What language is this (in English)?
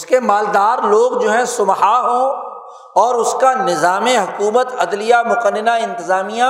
Urdu